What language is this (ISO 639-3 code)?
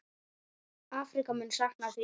isl